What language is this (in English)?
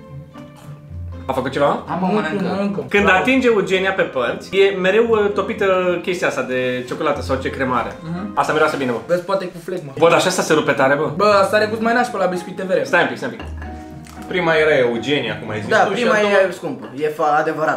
Romanian